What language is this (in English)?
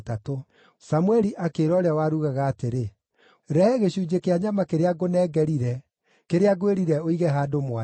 Kikuyu